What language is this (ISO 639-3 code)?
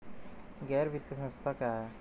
hin